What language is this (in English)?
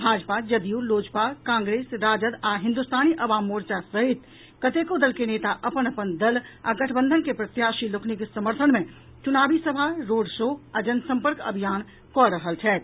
Maithili